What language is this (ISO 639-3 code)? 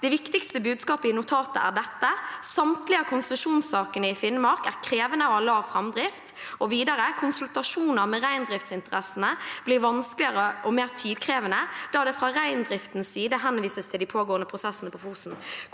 nor